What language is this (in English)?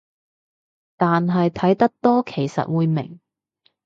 Cantonese